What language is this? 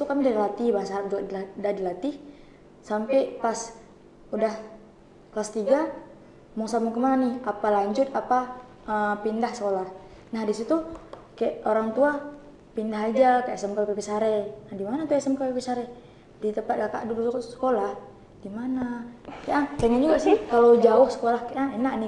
Indonesian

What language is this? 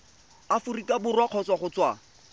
Tswana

